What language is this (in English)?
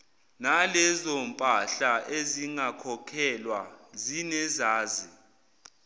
Zulu